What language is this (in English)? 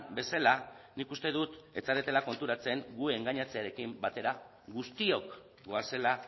Basque